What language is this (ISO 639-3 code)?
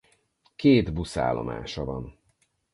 hun